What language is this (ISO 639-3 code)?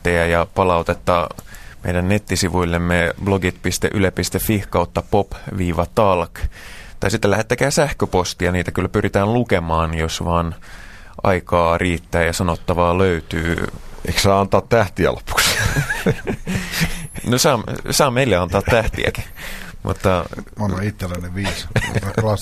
fin